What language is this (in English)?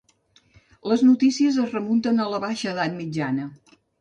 Catalan